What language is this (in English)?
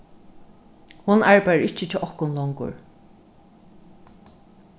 Faroese